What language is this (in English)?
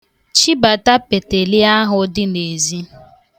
Igbo